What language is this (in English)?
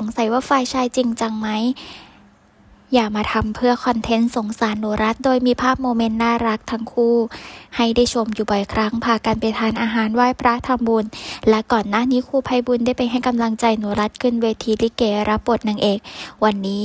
Thai